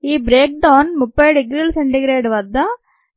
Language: Telugu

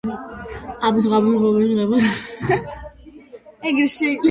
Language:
Georgian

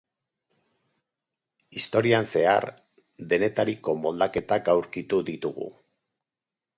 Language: Basque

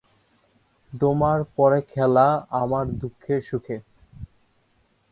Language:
Bangla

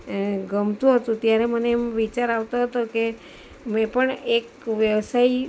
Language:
Gujarati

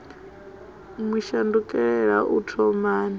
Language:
Venda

